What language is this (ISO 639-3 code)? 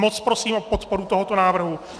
ces